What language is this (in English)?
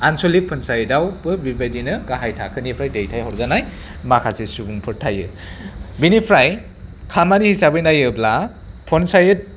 Bodo